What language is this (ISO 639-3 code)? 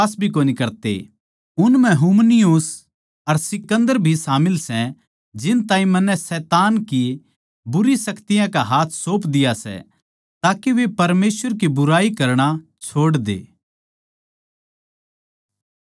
bgc